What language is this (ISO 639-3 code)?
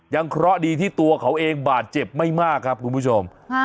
tha